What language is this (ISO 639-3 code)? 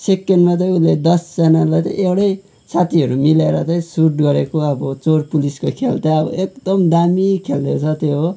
nep